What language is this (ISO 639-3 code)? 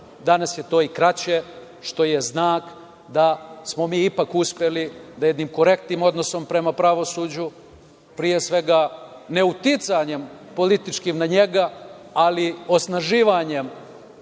srp